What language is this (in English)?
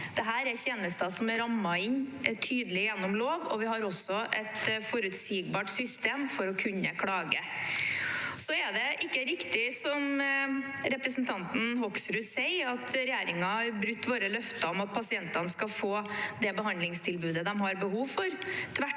Norwegian